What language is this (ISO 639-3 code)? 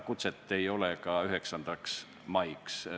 est